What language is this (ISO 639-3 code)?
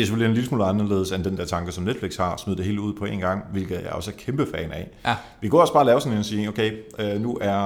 dan